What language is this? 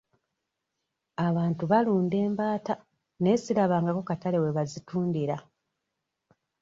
Ganda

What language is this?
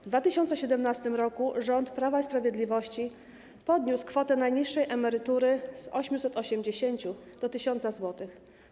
Polish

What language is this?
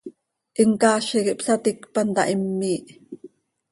Seri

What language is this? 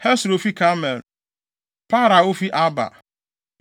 Akan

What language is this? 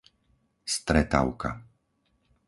Slovak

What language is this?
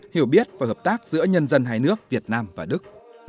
Vietnamese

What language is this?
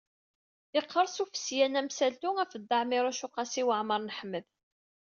Kabyle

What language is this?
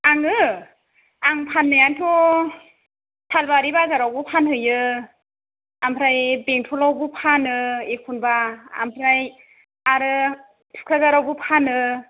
Bodo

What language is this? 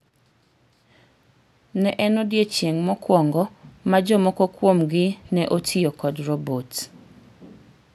Luo (Kenya and Tanzania)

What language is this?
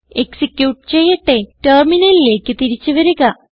Malayalam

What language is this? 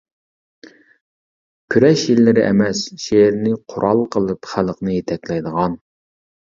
Uyghur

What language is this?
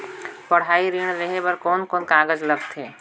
Chhattisgarhi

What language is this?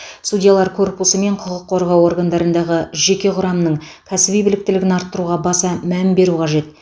Kazakh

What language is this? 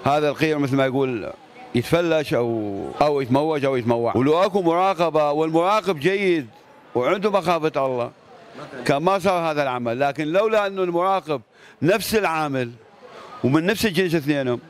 Arabic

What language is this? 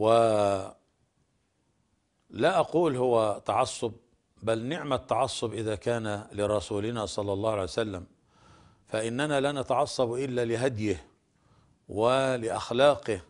Arabic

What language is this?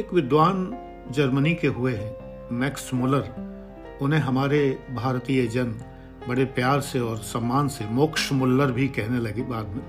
Hindi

